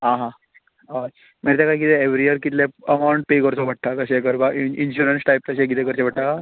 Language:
Konkani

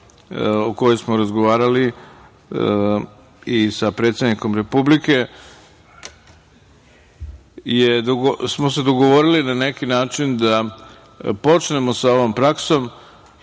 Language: Serbian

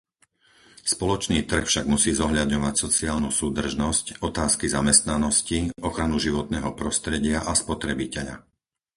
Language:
Slovak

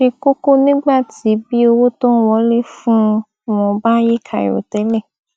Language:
Yoruba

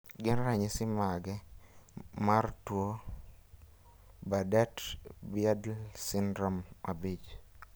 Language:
Luo (Kenya and Tanzania)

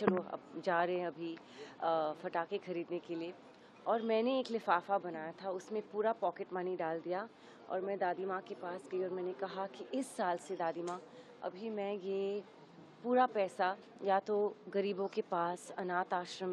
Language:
Hindi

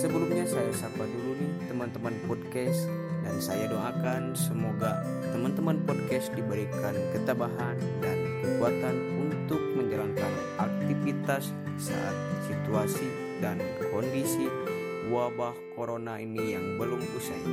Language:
Indonesian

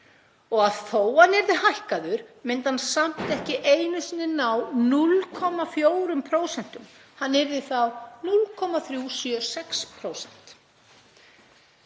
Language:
Icelandic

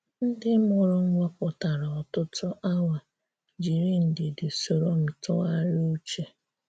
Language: Igbo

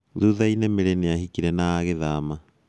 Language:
Kikuyu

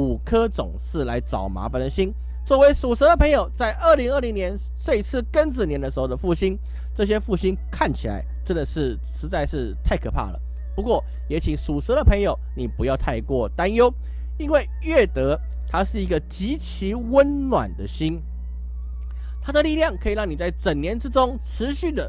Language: Chinese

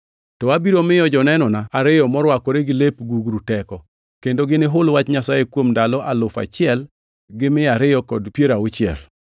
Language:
Luo (Kenya and Tanzania)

